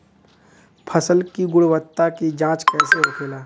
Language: Bhojpuri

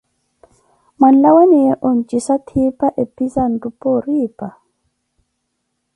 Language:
Koti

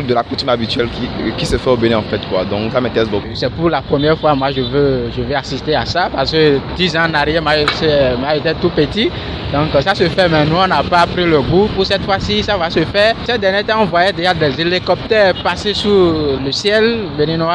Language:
French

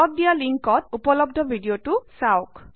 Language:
Assamese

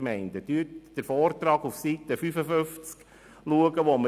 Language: Swiss German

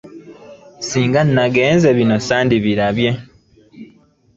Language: Ganda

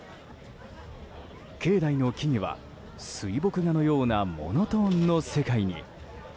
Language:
Japanese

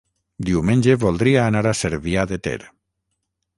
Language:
Catalan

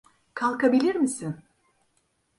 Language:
Turkish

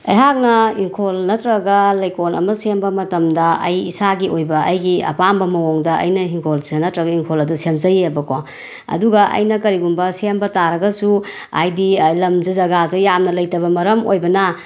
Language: Manipuri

